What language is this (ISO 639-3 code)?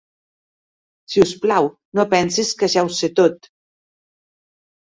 cat